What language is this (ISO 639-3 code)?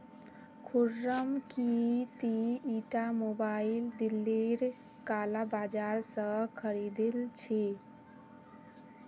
mag